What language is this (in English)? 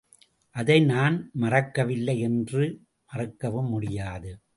Tamil